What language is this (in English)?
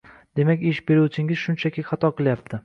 Uzbek